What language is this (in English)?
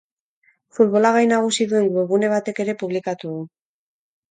Basque